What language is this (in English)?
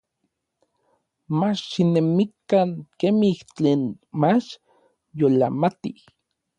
Orizaba Nahuatl